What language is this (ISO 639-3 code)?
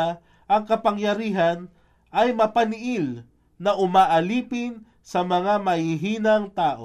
fil